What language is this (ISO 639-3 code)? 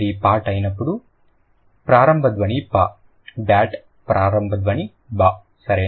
tel